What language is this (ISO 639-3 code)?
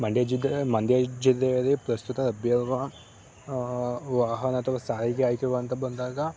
kan